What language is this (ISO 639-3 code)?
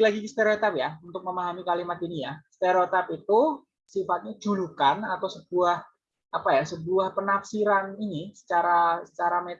ind